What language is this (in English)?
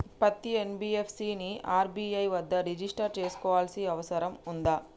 Telugu